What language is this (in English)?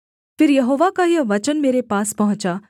Hindi